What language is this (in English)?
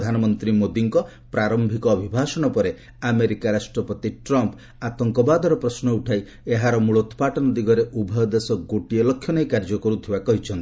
Odia